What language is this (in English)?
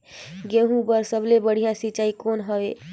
Chhattisgarhi